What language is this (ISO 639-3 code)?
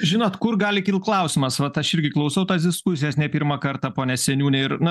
lit